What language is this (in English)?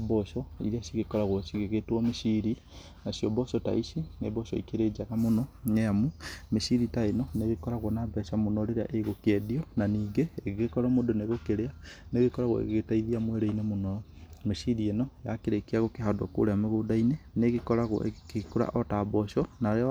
Kikuyu